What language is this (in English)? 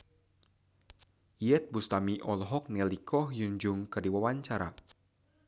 Sundanese